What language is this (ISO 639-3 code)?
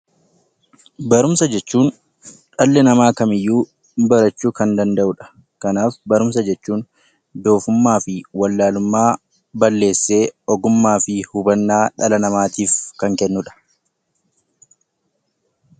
orm